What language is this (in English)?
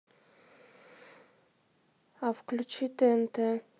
Russian